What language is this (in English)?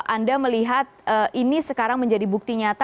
Indonesian